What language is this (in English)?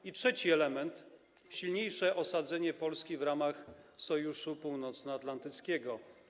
Polish